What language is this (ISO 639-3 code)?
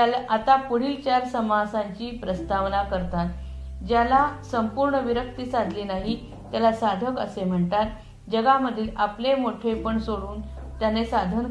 mar